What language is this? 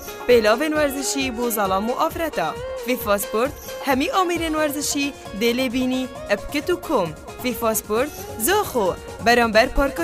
Arabic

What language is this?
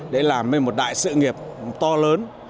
Vietnamese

